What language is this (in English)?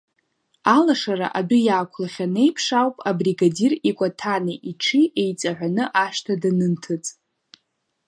Abkhazian